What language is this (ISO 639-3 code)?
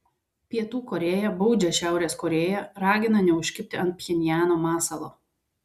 lit